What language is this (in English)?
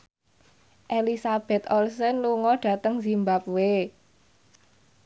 Javanese